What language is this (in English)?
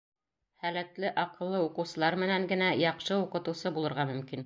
Bashkir